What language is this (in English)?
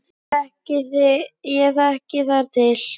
Icelandic